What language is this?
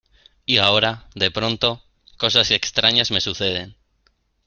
Spanish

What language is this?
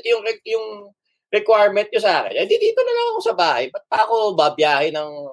Filipino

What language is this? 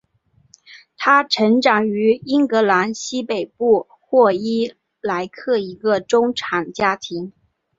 Chinese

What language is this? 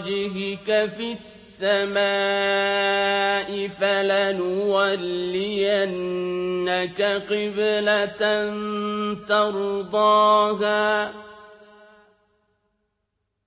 Arabic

